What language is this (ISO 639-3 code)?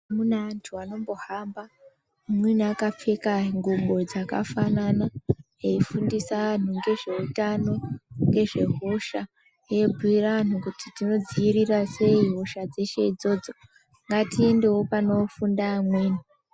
ndc